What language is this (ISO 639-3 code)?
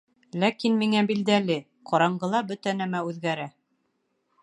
bak